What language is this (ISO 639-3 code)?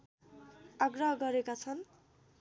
nep